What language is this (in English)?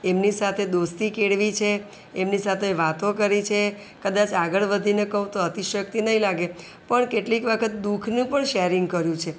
Gujarati